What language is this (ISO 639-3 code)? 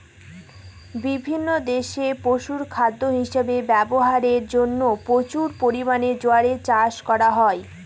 ben